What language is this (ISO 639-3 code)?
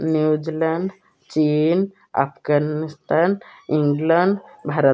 ori